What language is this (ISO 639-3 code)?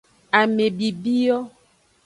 ajg